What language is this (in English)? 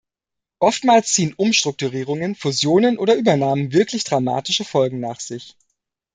German